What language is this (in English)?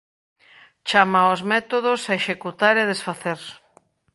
Galician